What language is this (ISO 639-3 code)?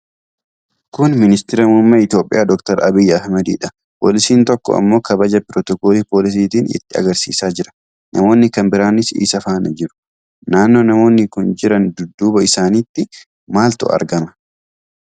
orm